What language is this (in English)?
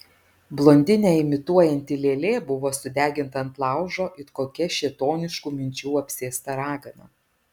Lithuanian